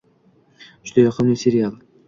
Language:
Uzbek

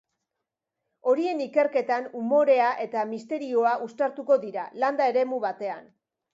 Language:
Basque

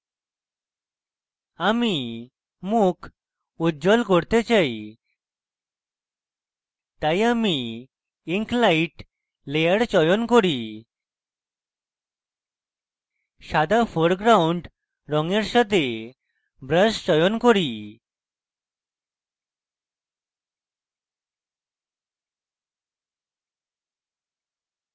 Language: Bangla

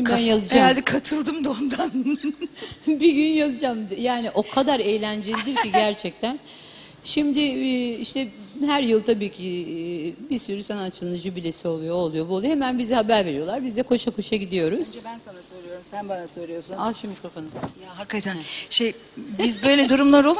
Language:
Turkish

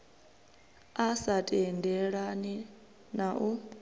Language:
Venda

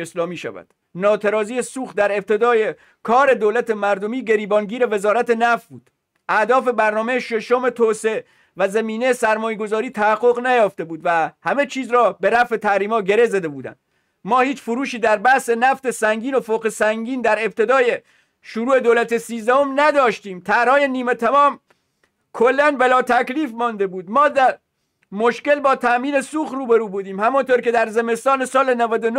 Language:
Persian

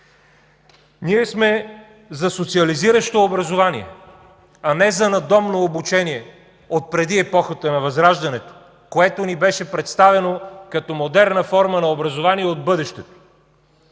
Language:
Bulgarian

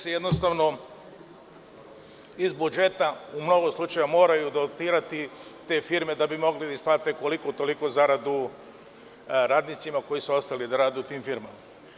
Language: Serbian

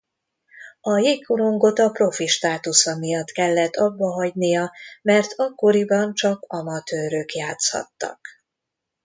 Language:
Hungarian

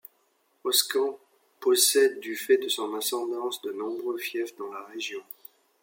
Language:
French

